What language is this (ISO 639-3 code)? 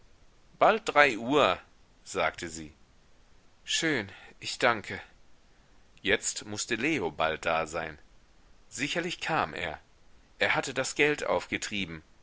deu